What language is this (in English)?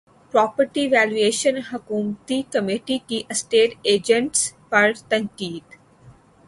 Urdu